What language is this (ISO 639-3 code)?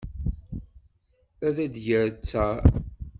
kab